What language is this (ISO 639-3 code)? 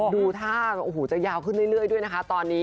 tha